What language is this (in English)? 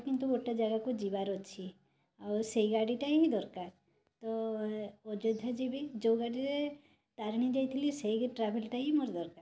Odia